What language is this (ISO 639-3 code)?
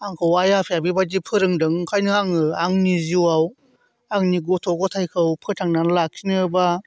brx